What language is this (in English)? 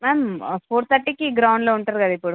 Telugu